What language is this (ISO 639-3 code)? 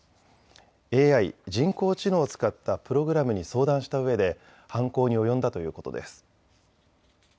jpn